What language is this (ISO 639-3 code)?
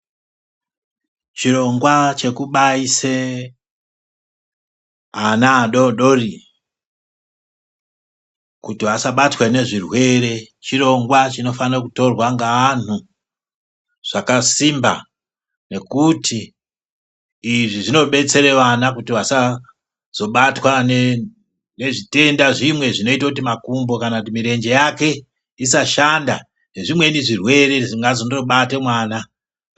ndc